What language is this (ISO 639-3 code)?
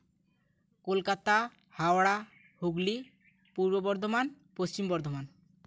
sat